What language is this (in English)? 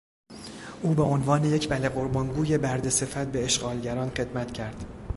Persian